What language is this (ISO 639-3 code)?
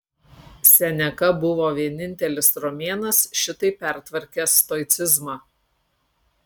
lit